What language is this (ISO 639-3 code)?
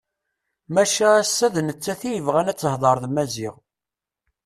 kab